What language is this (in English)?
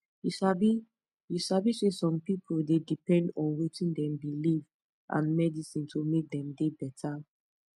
Nigerian Pidgin